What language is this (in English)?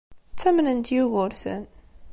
Kabyle